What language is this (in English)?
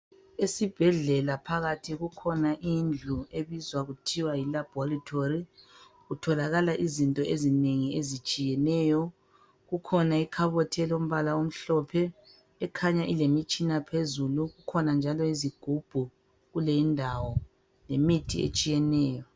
North Ndebele